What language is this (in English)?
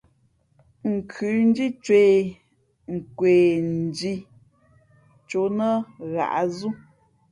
Fe'fe'